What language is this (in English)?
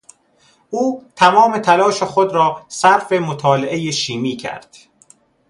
Persian